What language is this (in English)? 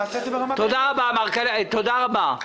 Hebrew